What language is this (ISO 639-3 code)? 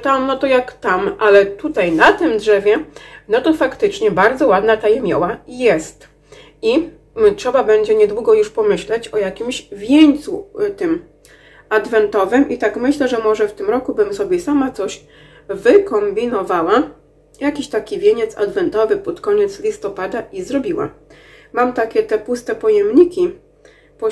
pol